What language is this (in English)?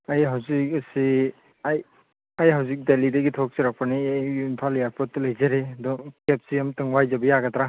Manipuri